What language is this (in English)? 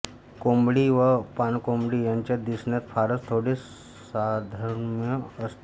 Marathi